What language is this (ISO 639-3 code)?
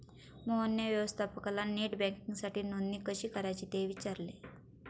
mar